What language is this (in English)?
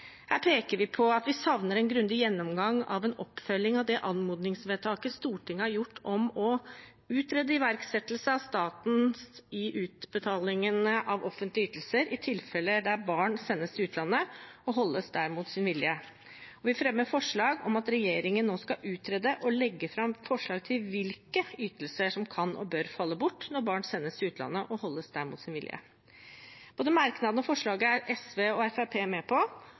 Norwegian Bokmål